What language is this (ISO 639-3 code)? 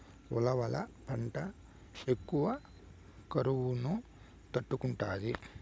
tel